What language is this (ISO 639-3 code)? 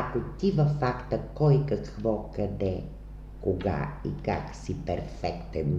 bul